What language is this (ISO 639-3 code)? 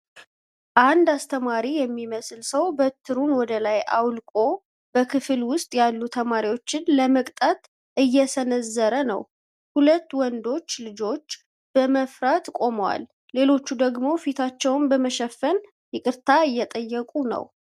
amh